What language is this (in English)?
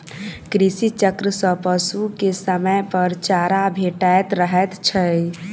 Maithili